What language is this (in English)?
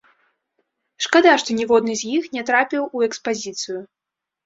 Belarusian